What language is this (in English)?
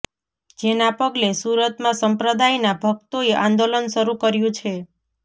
Gujarati